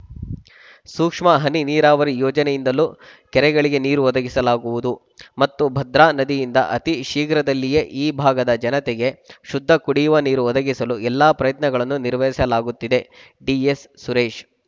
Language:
Kannada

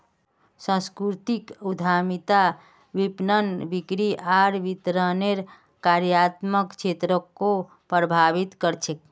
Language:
Magahi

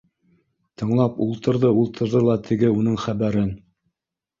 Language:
Bashkir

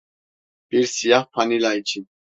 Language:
Turkish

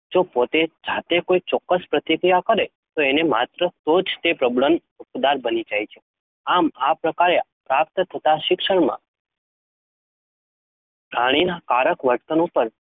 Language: Gujarati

